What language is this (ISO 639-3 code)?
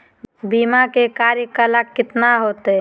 mag